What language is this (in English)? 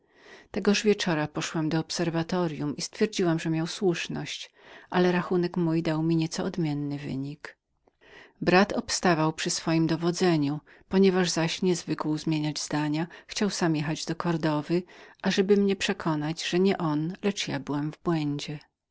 Polish